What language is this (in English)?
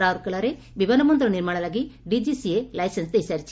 Odia